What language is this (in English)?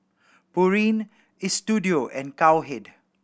English